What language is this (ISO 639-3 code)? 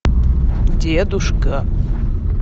rus